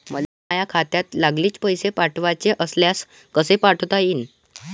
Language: Marathi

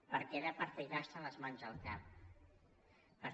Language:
Catalan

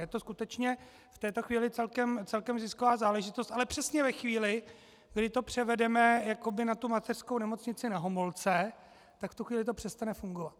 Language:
Czech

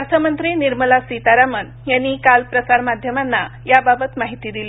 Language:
Marathi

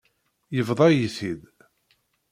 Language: Kabyle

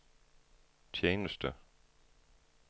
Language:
Danish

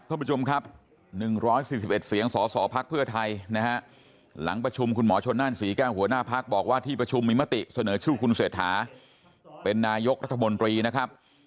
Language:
Thai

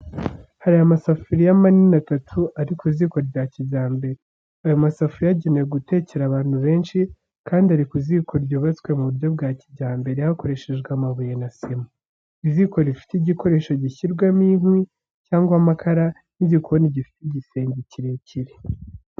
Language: Kinyarwanda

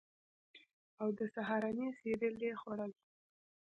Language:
Pashto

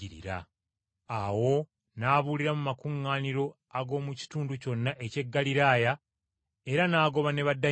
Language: Ganda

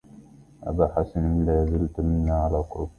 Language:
Arabic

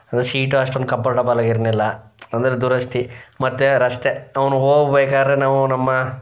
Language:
Kannada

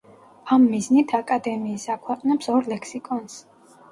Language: Georgian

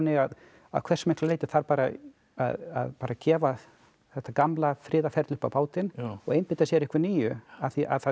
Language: Icelandic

